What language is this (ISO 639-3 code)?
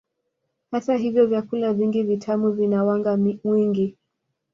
swa